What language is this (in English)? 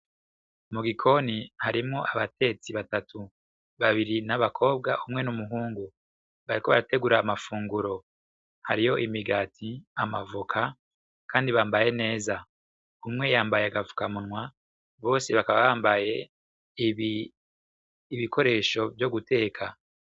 Rundi